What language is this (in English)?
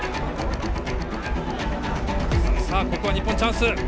Japanese